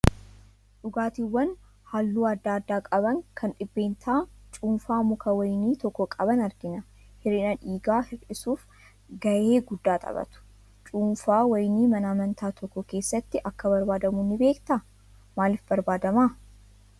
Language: Oromo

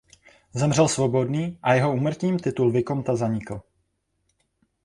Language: Czech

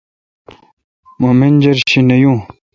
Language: Kalkoti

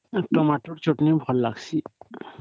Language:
Odia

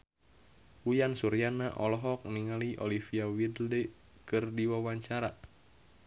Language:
Sundanese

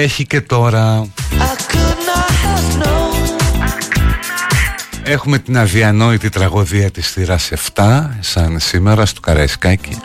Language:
Greek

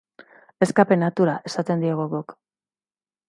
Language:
Basque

